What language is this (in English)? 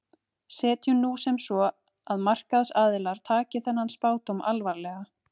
Icelandic